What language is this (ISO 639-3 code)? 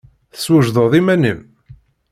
kab